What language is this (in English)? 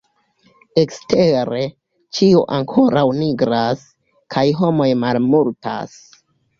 Esperanto